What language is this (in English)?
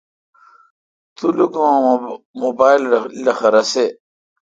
Kalkoti